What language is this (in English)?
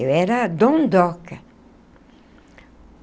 Portuguese